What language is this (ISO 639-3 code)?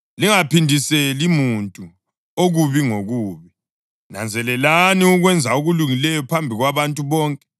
nde